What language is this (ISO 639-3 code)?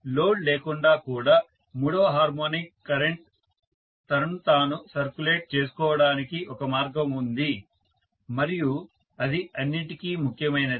tel